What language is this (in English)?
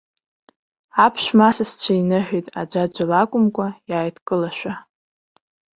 Abkhazian